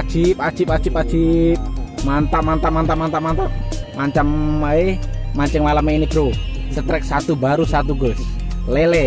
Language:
Indonesian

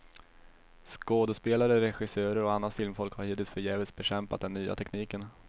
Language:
Swedish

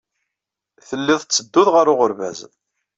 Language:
Kabyle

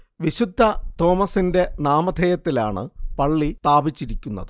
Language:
Malayalam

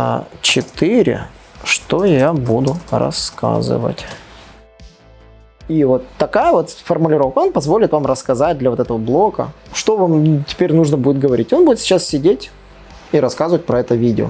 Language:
Russian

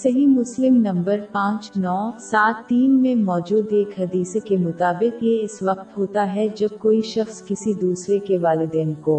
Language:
Urdu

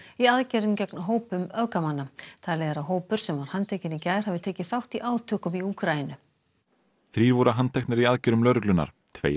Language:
Icelandic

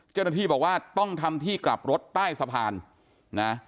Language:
Thai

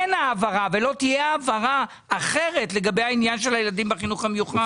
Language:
Hebrew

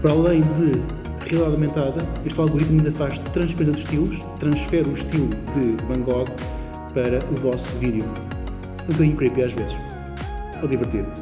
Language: Portuguese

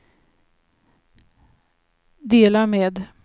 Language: Swedish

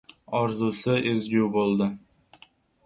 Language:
Uzbek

